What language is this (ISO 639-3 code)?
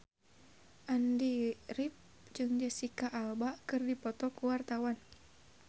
sun